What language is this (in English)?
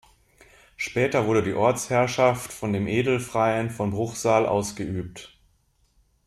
German